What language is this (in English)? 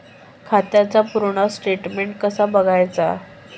Marathi